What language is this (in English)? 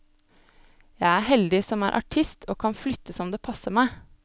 Norwegian